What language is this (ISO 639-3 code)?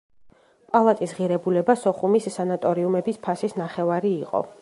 kat